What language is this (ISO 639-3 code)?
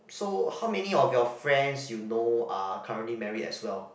eng